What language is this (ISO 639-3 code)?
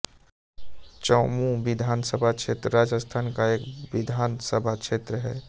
hin